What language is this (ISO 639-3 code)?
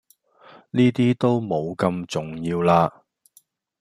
yue